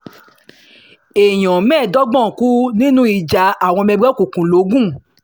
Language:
Yoruba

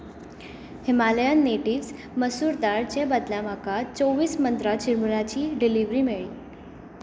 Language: Konkani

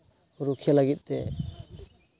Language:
Santali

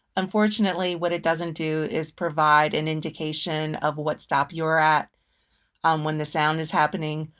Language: English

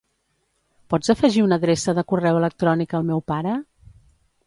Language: Catalan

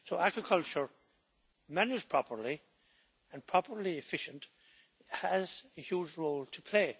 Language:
English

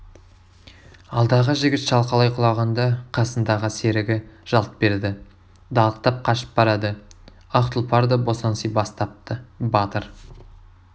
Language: Kazakh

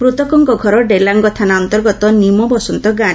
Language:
Odia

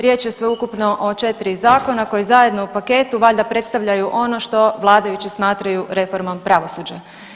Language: Croatian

